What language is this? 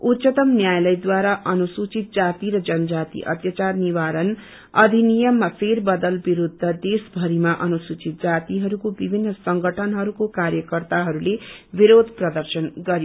Nepali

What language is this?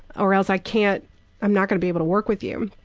English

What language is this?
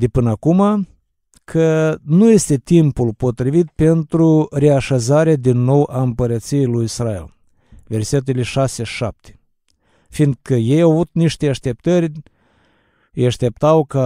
Romanian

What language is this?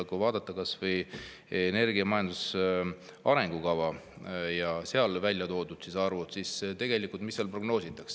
Estonian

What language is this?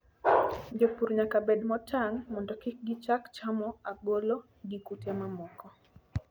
Luo (Kenya and Tanzania)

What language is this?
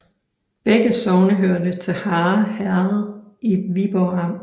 Danish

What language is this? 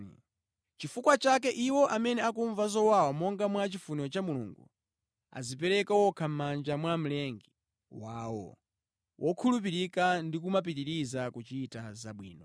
Nyanja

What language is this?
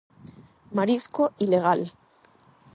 Galician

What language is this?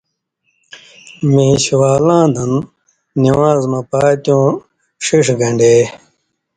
Indus Kohistani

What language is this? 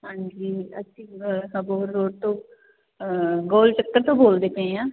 Punjabi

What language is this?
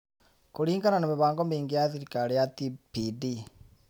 Kikuyu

